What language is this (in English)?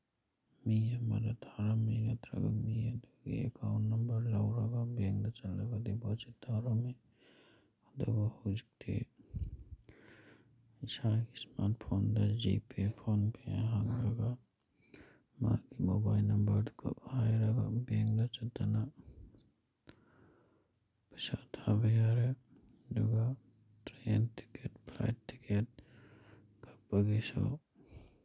Manipuri